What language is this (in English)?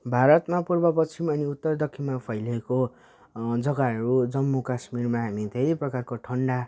Nepali